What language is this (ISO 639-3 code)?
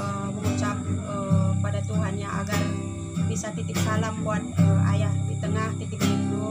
ind